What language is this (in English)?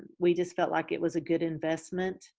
English